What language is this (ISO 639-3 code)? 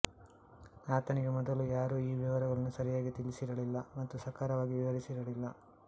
kan